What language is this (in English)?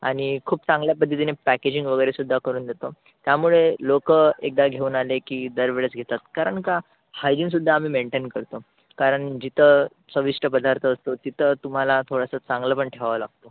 Marathi